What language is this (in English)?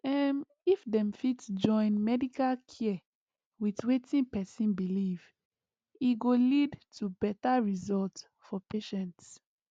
Nigerian Pidgin